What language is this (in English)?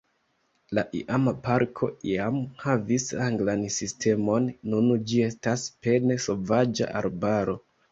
Esperanto